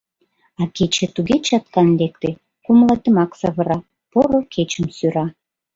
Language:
Mari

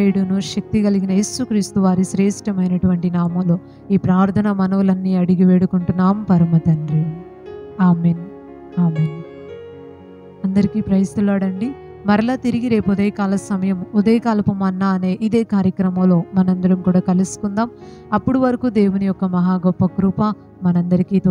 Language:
Telugu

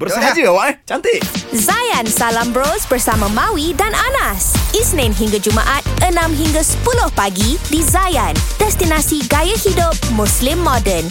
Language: Malay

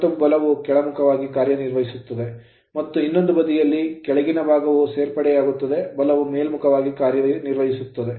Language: Kannada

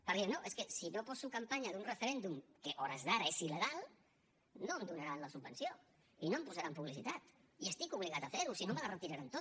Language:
Catalan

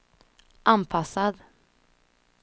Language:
Swedish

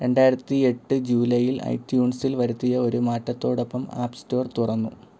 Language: Malayalam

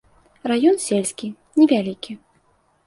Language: Belarusian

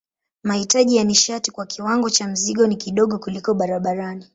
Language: Swahili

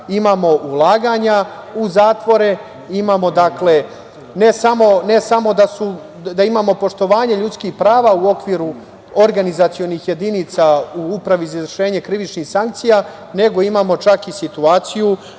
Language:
Serbian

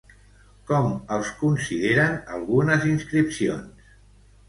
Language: Catalan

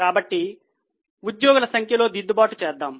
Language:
Telugu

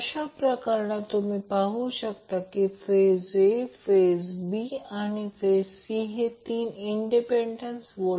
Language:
Marathi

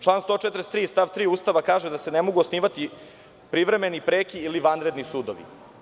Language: Serbian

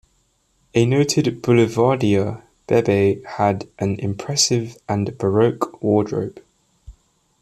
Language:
English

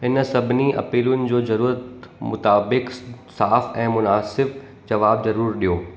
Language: Sindhi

